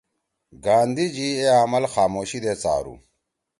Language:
Torwali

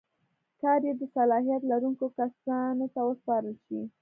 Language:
Pashto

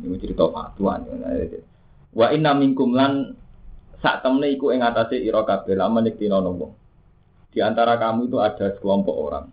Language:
Indonesian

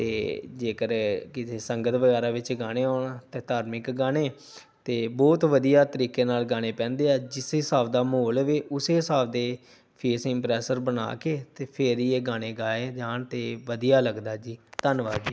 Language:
Punjabi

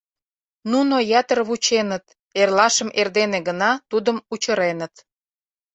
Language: Mari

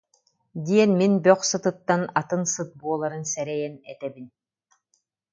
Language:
Yakut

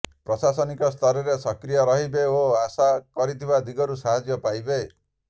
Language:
Odia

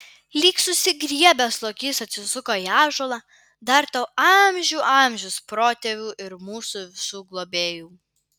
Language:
Lithuanian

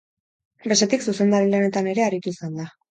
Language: Basque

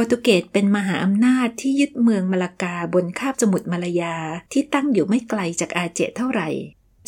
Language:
Thai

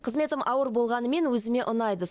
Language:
Kazakh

